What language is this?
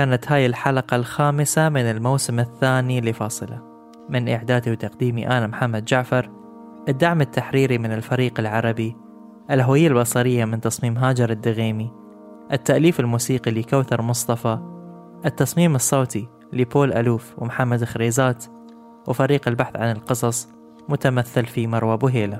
Arabic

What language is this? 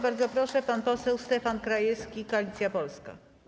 Polish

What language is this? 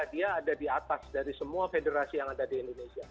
Indonesian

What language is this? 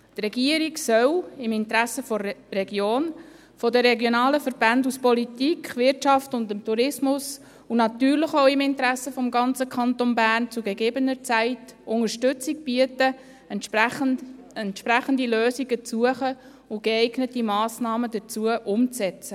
Swiss German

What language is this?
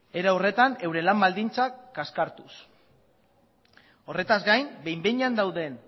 Basque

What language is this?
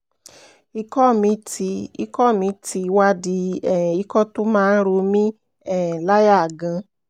Yoruba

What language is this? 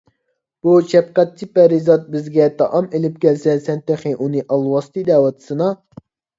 Uyghur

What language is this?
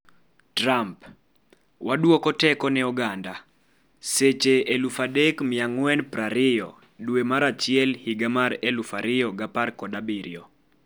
Luo (Kenya and Tanzania)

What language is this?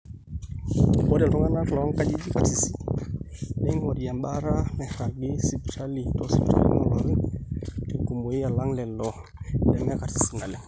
Masai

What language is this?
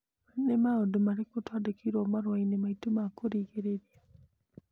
Kikuyu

